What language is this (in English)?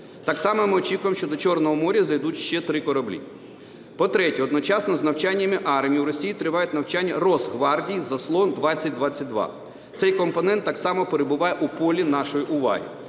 Ukrainian